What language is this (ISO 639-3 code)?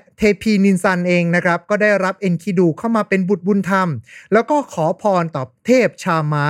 tha